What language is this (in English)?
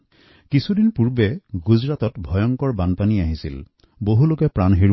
Assamese